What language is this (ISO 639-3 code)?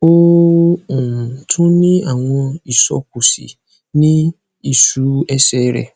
yor